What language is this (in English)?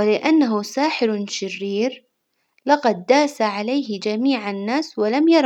Hijazi Arabic